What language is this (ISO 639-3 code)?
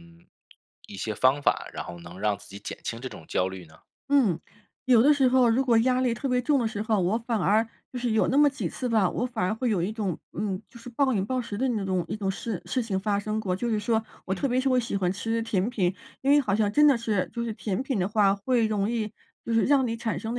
zho